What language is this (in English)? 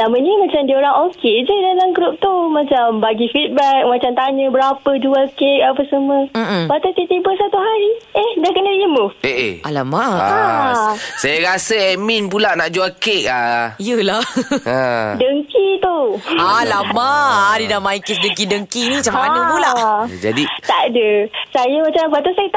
Malay